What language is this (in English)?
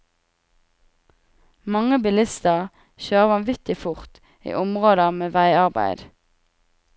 Norwegian